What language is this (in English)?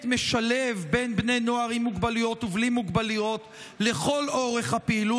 Hebrew